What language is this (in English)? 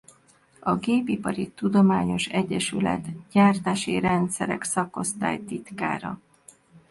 Hungarian